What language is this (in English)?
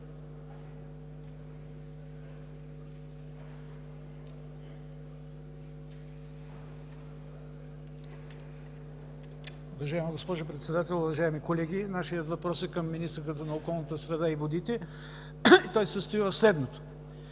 Bulgarian